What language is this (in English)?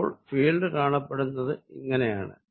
Malayalam